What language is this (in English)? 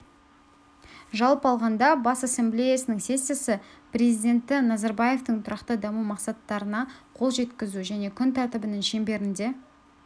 Kazakh